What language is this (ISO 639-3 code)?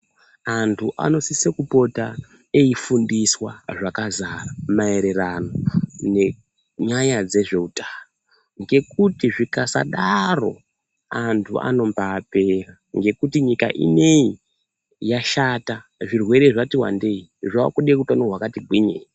ndc